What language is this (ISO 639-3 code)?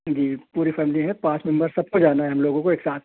urd